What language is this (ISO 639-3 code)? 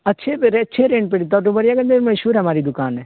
urd